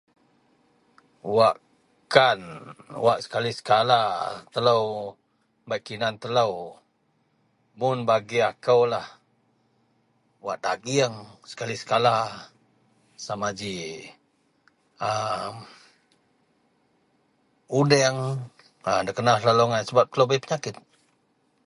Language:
Central Melanau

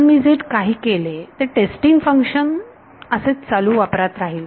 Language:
Marathi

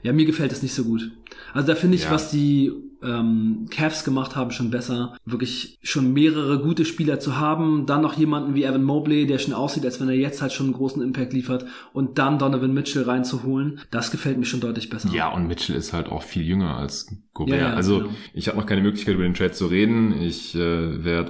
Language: German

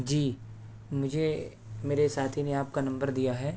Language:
Urdu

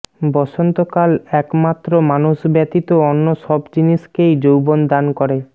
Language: Bangla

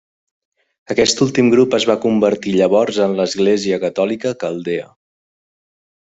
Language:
Catalan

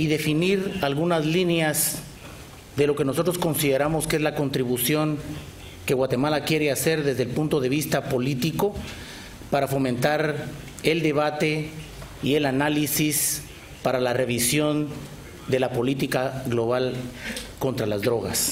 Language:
Spanish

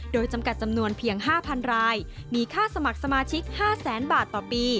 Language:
Thai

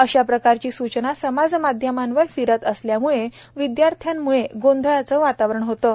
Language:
Marathi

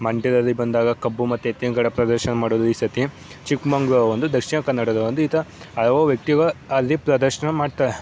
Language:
Kannada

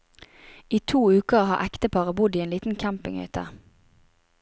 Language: Norwegian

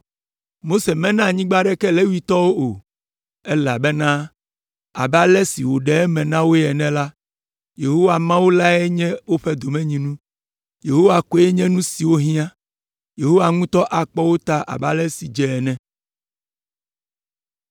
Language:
Ewe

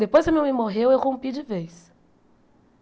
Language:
Portuguese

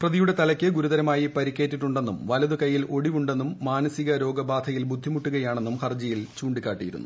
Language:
Malayalam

